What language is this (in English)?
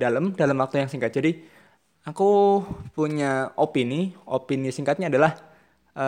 Indonesian